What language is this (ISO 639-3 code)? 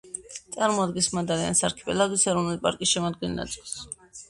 kat